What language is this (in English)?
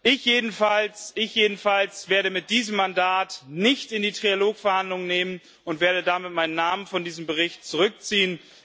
German